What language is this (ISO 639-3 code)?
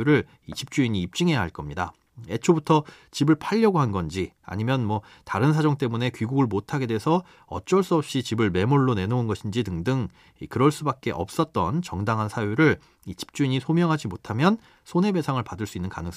kor